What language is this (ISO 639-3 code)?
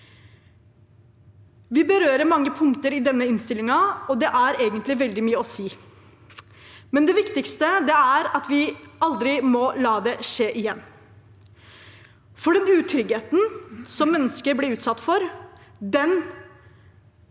nor